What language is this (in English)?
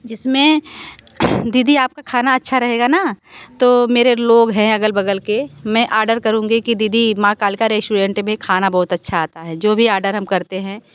Hindi